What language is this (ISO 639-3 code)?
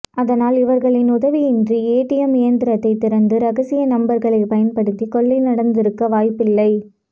tam